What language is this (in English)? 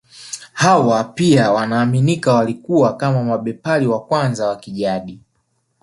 Swahili